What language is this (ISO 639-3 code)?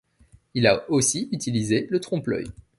fra